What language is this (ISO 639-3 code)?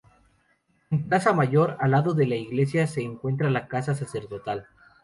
spa